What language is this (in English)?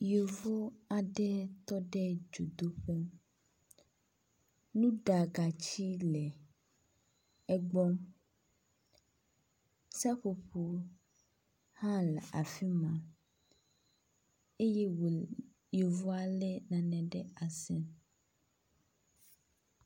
Ewe